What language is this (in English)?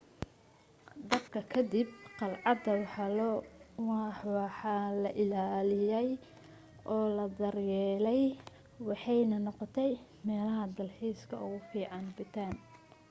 Somali